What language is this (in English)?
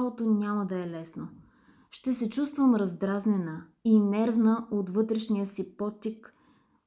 Bulgarian